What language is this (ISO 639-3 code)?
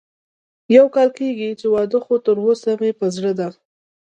pus